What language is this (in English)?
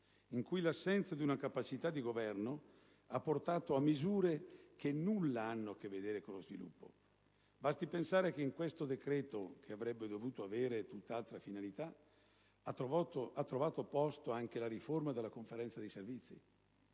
Italian